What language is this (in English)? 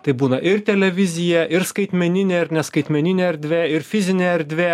Lithuanian